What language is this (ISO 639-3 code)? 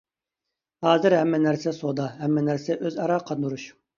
uig